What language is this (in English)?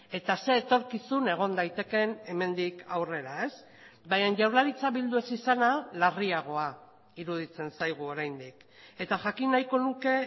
Basque